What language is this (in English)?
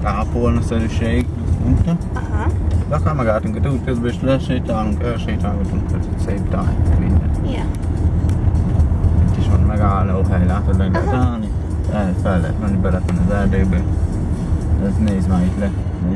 Hungarian